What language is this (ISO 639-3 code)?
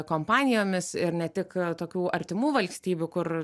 lit